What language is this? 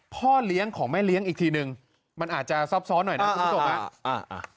Thai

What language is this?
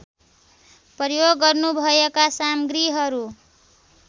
Nepali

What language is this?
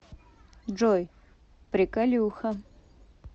Russian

